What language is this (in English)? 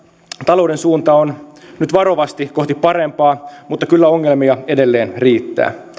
Finnish